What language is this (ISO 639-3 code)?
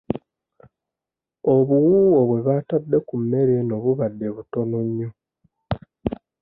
lug